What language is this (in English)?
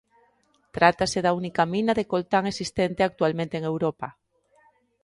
Galician